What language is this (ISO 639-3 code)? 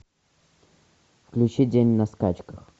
rus